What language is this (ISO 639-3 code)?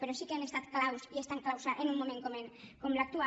cat